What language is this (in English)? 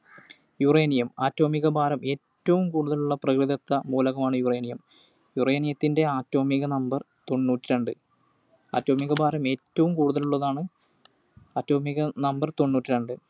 Malayalam